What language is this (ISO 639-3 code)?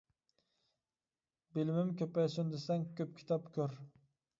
uig